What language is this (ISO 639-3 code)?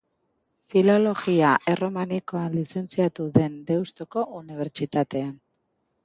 eus